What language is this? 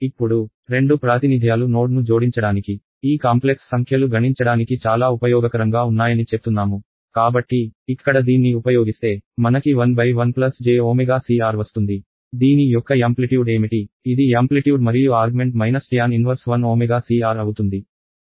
Telugu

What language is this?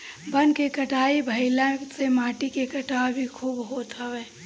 Bhojpuri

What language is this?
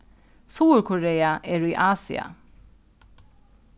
Faroese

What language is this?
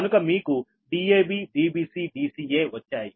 Telugu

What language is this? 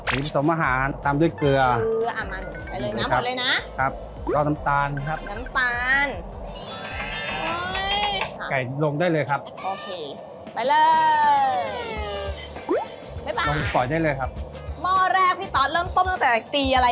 Thai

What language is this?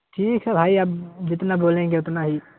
Urdu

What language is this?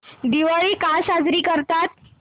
Marathi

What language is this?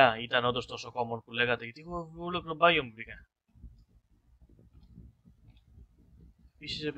Greek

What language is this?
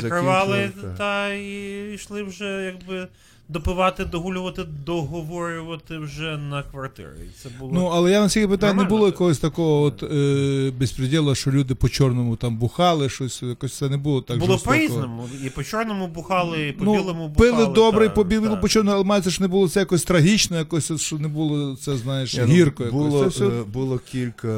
Ukrainian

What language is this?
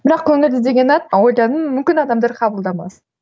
Kazakh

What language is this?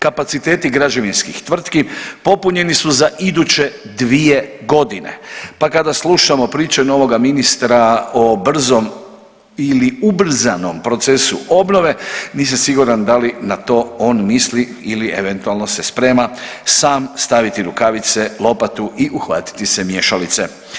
Croatian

